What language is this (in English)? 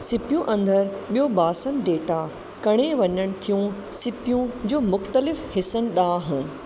Sindhi